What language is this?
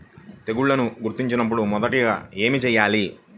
Telugu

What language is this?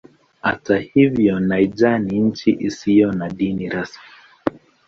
Swahili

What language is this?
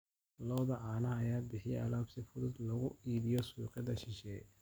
Somali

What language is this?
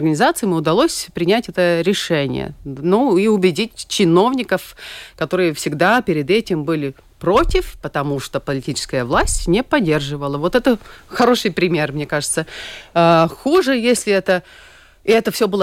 Russian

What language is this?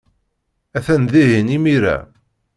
Kabyle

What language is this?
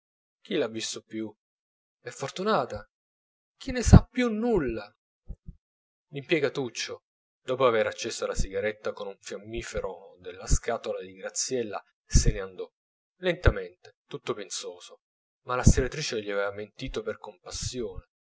Italian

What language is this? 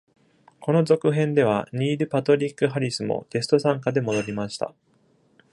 Japanese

